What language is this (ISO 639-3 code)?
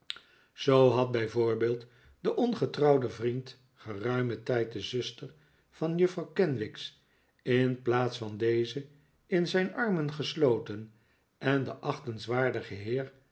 nld